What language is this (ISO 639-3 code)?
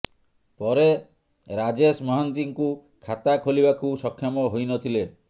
ori